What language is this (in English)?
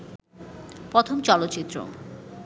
Bangla